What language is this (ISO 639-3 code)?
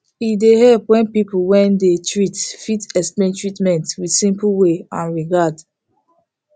pcm